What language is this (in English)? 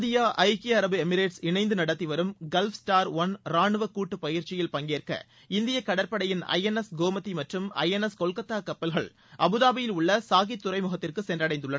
Tamil